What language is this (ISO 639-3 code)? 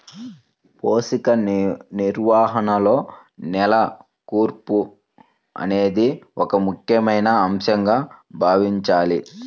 tel